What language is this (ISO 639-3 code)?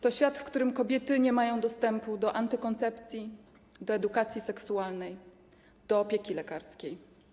pol